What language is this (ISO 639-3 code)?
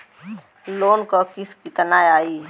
bho